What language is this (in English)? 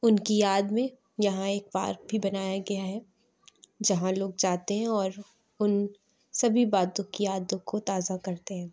Urdu